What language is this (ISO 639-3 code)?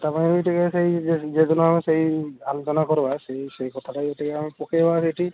ori